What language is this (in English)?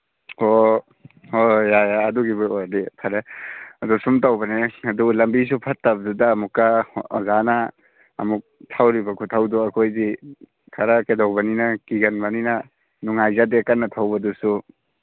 Manipuri